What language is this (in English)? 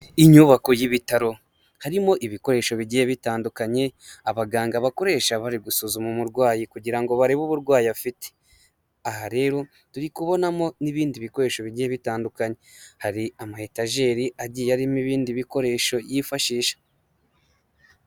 Kinyarwanda